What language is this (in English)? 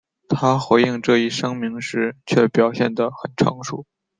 Chinese